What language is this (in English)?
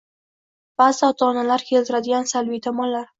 Uzbek